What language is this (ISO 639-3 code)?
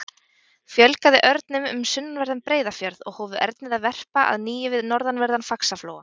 isl